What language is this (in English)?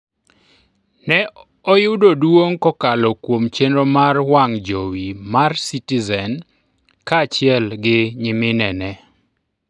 Luo (Kenya and Tanzania)